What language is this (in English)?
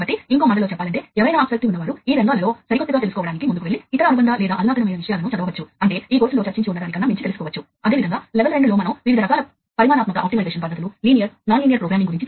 Telugu